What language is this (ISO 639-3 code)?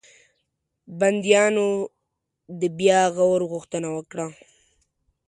pus